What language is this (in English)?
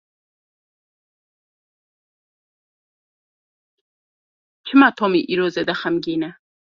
Kurdish